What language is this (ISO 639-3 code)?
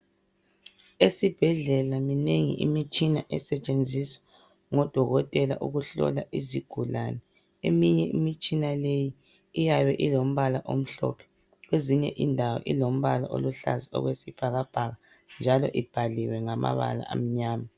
nde